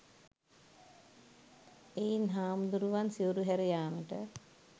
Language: Sinhala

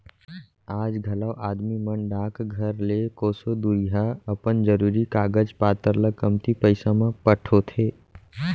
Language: Chhattisgarhi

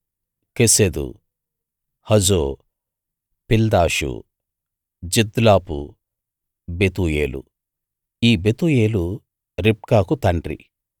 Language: Telugu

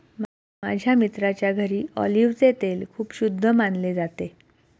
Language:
Marathi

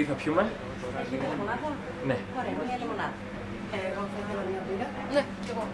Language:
Greek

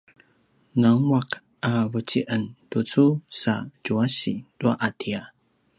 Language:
Paiwan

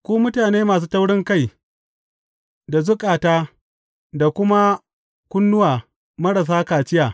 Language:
Hausa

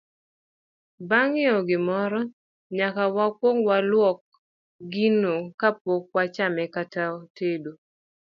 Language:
Luo (Kenya and Tanzania)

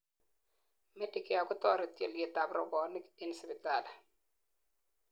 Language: Kalenjin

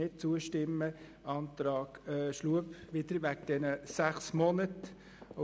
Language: Swiss German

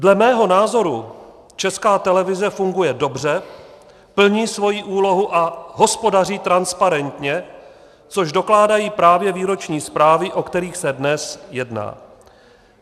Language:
Czech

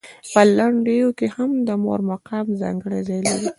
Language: Pashto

